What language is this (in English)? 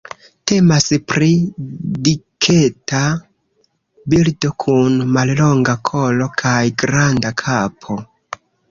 Esperanto